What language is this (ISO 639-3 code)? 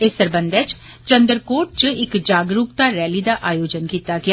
doi